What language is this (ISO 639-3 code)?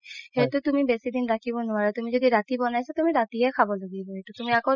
asm